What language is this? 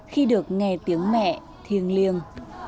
Vietnamese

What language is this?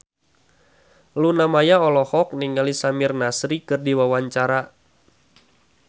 Sundanese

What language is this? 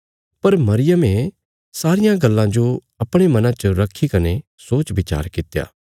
Bilaspuri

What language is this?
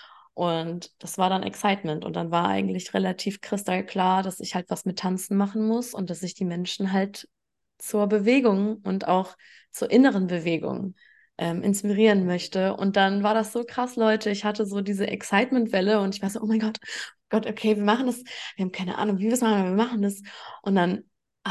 German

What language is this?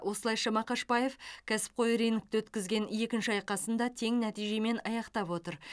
Kazakh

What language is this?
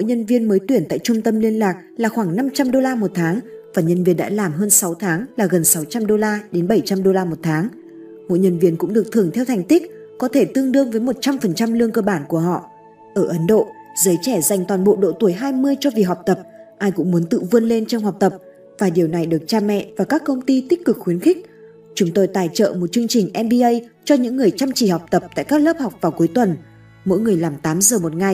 Vietnamese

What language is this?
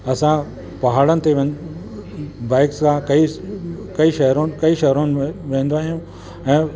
Sindhi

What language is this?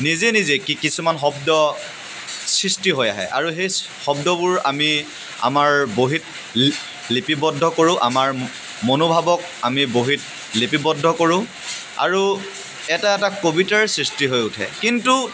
Assamese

